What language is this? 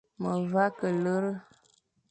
Fang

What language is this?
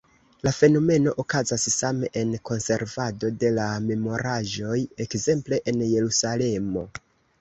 Esperanto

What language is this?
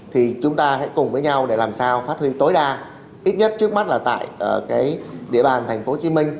Vietnamese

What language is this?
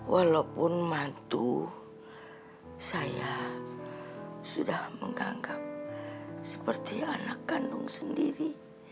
Indonesian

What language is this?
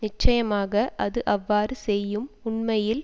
Tamil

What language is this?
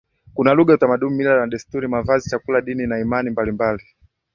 Swahili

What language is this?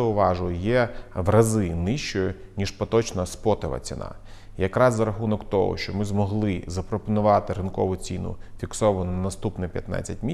Ukrainian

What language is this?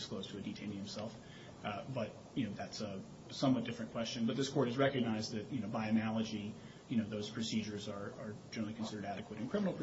English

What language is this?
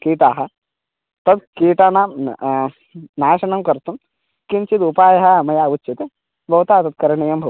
Sanskrit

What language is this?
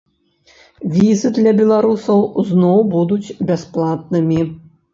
Belarusian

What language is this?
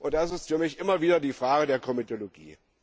German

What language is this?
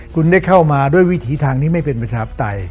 Thai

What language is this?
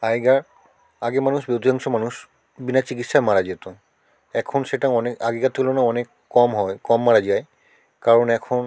Bangla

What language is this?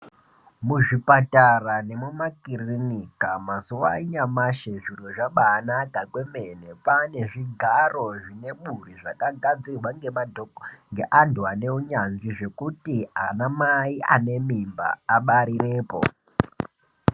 Ndau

